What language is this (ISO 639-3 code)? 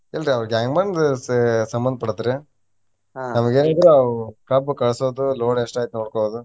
kan